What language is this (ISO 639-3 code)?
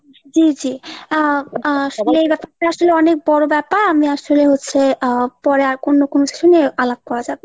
ben